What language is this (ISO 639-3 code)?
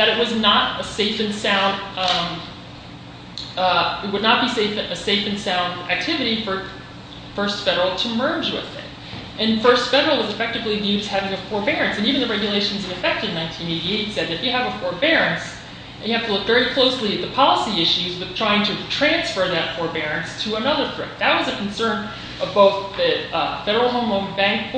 eng